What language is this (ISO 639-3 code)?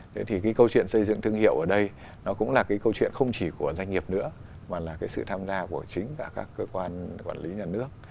vie